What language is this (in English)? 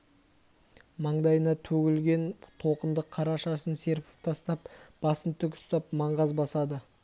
Kazakh